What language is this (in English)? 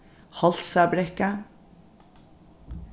Faroese